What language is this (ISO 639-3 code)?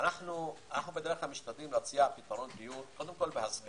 heb